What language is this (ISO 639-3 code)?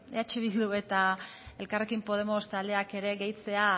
eus